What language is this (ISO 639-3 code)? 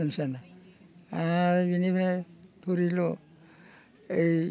brx